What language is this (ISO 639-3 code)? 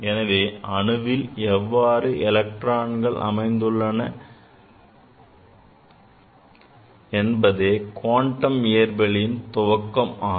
tam